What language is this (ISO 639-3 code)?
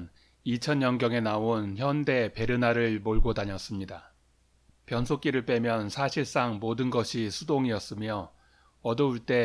kor